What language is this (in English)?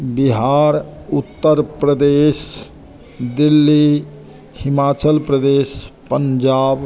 Maithili